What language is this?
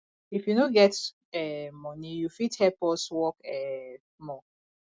Nigerian Pidgin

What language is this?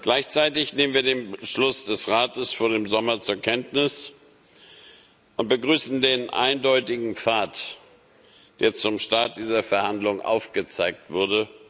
German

